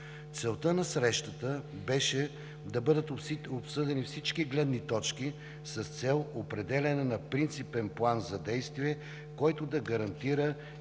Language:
Bulgarian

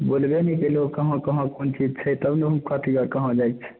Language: Maithili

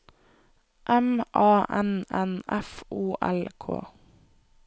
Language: Norwegian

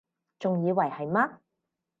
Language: Cantonese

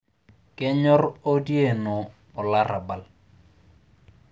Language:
Masai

